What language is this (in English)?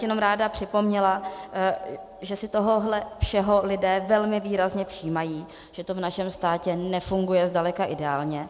Czech